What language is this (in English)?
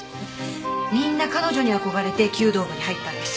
Japanese